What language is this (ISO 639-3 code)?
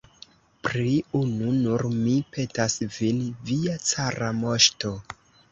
epo